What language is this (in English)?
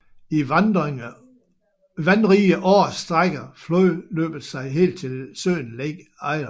Danish